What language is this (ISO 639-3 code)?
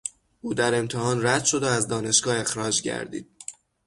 fas